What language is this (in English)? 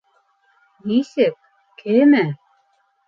Bashkir